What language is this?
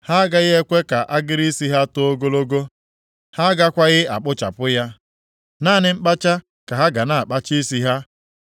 Igbo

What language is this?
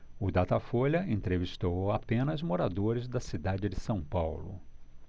Portuguese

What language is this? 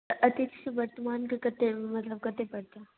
Maithili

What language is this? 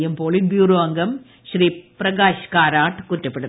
Malayalam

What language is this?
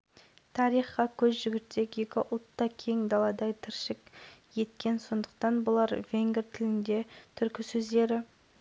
Kazakh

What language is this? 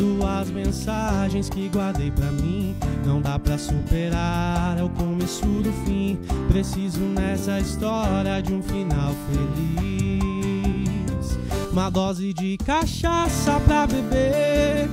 Portuguese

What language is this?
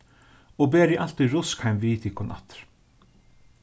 Faroese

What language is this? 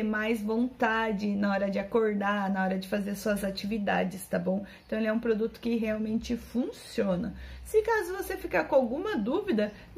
Portuguese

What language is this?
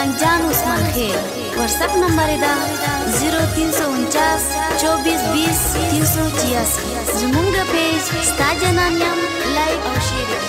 Arabic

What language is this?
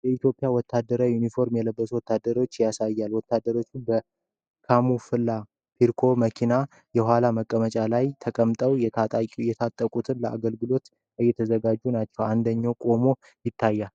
Amharic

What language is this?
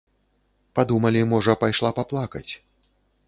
Belarusian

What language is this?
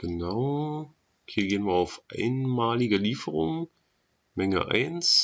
German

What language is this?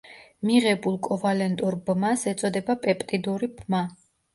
Georgian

